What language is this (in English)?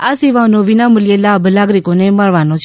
Gujarati